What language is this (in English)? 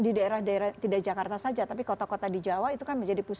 Indonesian